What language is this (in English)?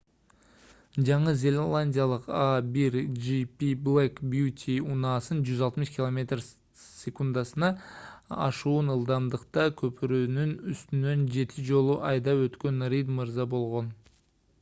Kyrgyz